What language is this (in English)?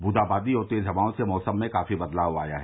Hindi